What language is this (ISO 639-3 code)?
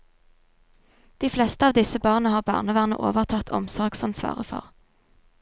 nor